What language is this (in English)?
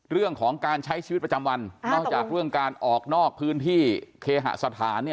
Thai